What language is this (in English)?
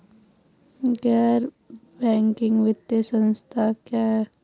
Hindi